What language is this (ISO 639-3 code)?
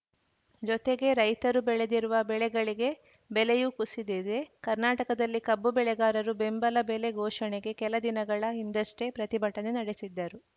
kan